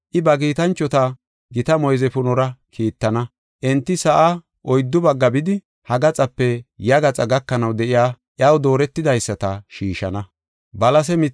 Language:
Gofa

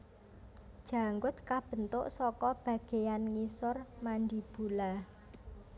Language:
Javanese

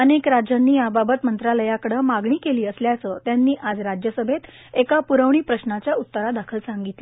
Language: Marathi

